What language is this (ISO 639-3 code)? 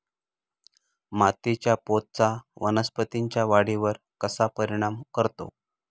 mar